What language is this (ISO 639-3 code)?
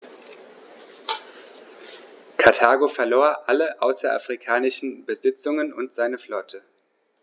deu